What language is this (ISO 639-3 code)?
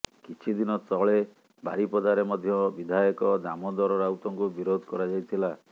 ori